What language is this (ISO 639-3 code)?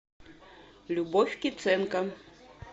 rus